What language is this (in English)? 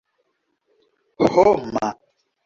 Esperanto